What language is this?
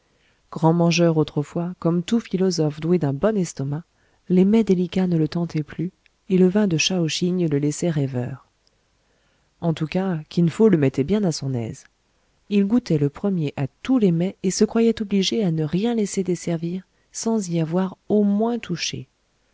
French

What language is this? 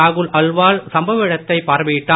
Tamil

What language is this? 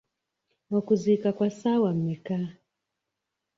Ganda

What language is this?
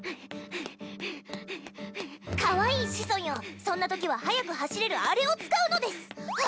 Japanese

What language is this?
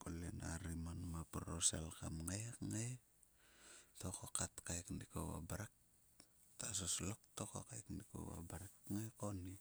Sulka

